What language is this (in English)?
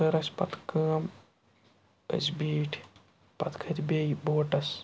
Kashmiri